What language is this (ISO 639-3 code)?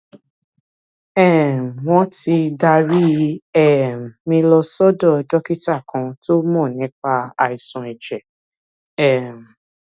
yor